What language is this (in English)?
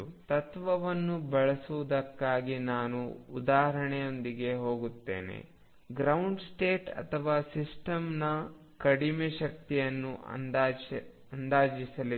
Kannada